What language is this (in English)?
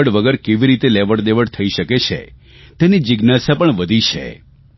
Gujarati